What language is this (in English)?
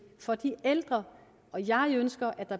Danish